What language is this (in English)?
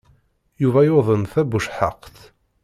Kabyle